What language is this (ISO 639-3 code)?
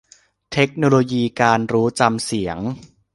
tha